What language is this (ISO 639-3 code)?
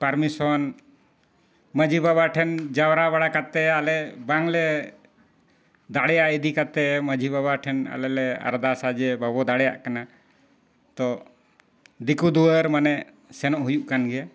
sat